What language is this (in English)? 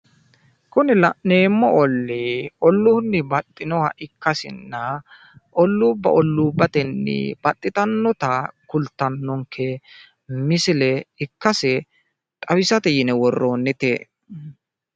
Sidamo